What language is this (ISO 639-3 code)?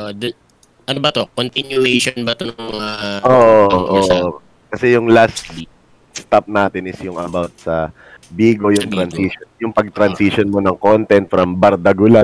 fil